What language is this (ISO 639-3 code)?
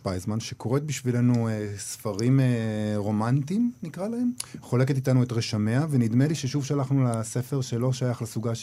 heb